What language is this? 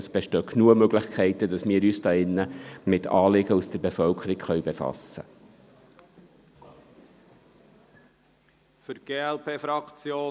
Swiss German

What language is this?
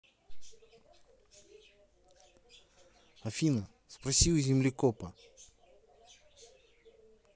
Russian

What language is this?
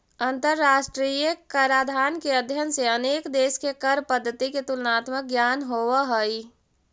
Magahi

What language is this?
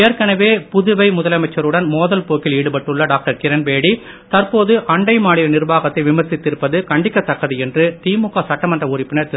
Tamil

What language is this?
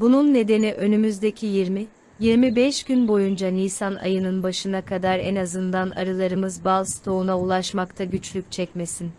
Turkish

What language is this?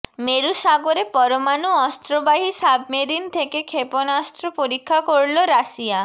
Bangla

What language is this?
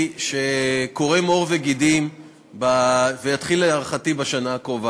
Hebrew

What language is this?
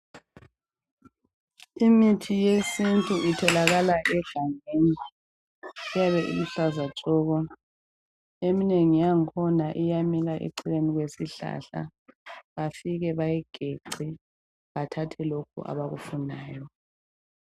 North Ndebele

